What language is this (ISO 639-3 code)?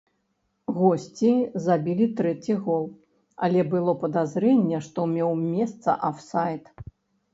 bel